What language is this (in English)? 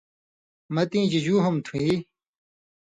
Indus Kohistani